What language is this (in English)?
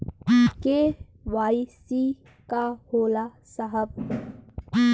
Bhojpuri